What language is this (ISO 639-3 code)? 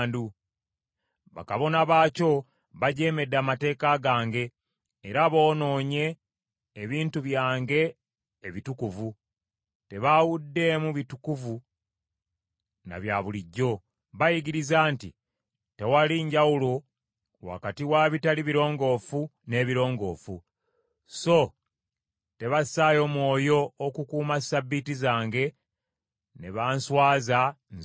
lug